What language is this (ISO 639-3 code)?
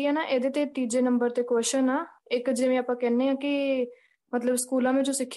pan